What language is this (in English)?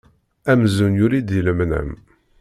Kabyle